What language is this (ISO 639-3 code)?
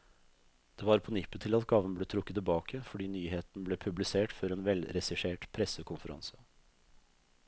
nor